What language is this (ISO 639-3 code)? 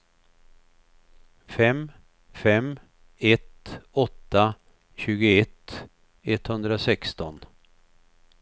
swe